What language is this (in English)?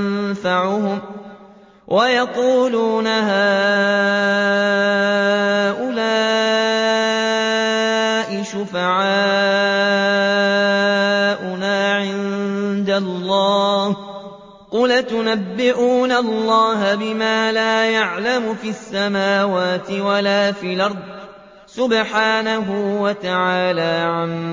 Arabic